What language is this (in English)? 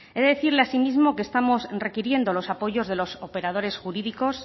Spanish